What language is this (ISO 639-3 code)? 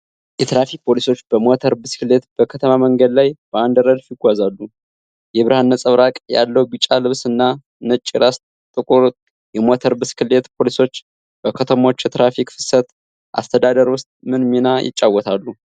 amh